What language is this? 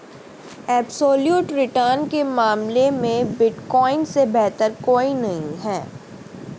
Hindi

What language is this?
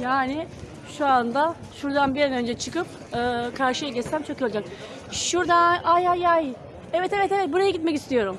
Turkish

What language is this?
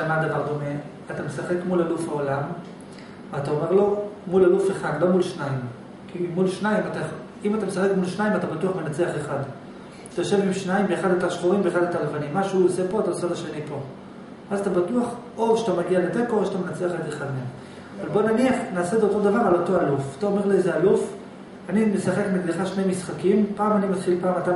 Hebrew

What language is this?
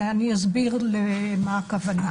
Hebrew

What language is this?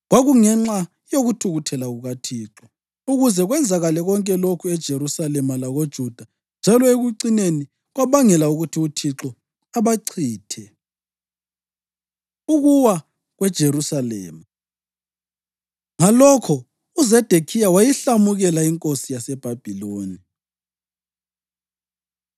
North Ndebele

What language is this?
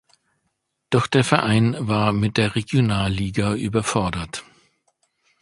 German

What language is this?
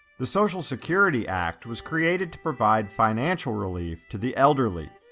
English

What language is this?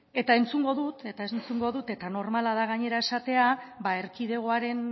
Basque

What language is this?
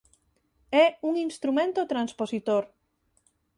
Galician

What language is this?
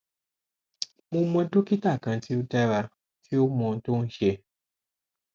Yoruba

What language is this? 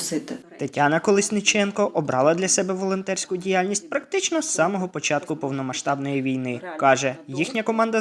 Ukrainian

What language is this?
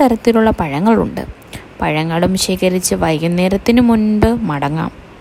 Malayalam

